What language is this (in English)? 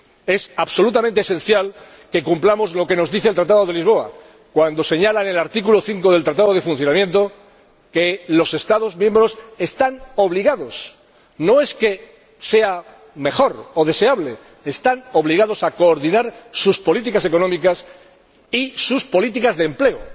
Spanish